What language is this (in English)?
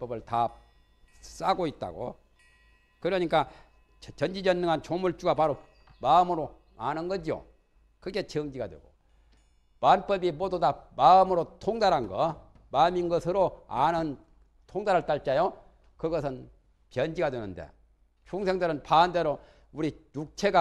Korean